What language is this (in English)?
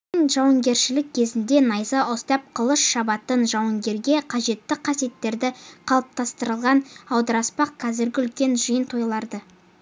Kazakh